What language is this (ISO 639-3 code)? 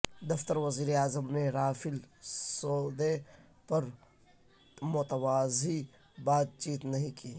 urd